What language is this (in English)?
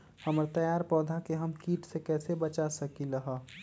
Magahi